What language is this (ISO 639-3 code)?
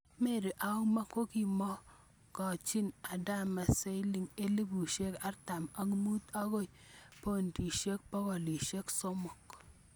kln